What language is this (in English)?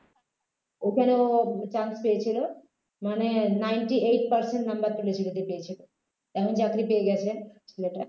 Bangla